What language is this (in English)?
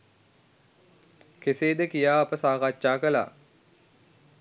Sinhala